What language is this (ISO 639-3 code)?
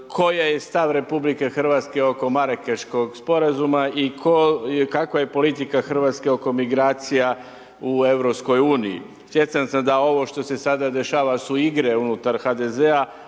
hrv